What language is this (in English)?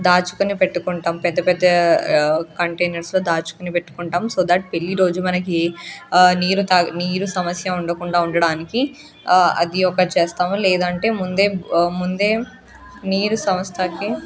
Telugu